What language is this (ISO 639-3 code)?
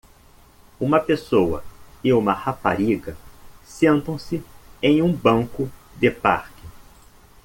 por